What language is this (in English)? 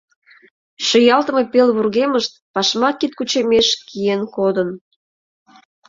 Mari